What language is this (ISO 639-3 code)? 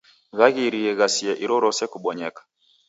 dav